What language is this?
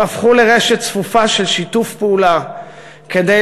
Hebrew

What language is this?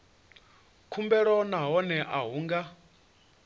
Venda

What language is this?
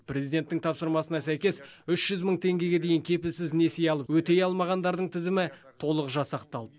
Kazakh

